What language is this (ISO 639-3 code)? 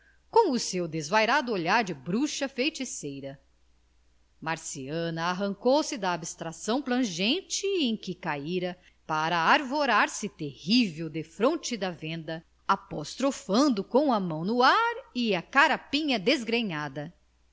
por